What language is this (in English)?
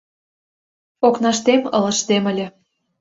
Mari